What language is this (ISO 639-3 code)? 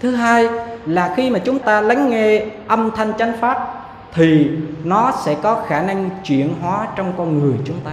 vie